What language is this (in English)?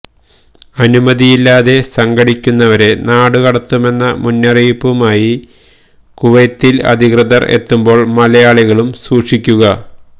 Malayalam